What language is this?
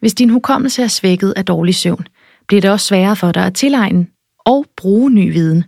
Danish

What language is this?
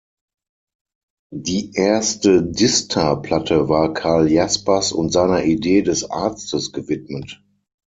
German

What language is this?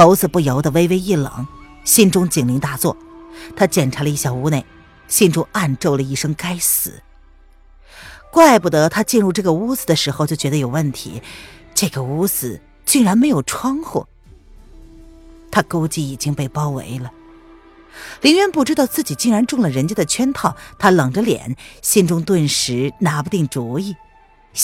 Chinese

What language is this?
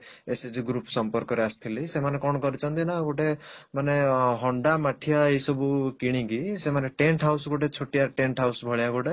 Odia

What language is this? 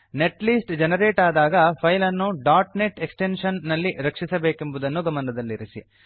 Kannada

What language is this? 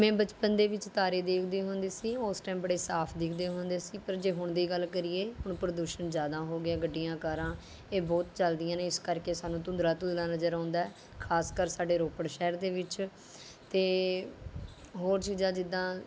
Punjabi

